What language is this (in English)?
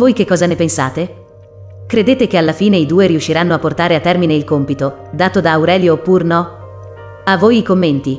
Italian